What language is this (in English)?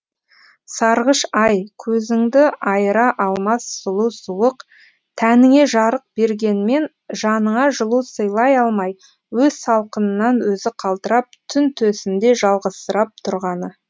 Kazakh